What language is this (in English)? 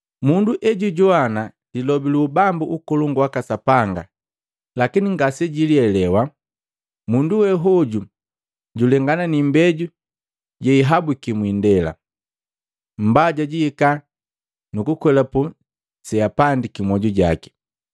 Matengo